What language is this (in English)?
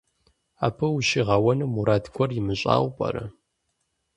Kabardian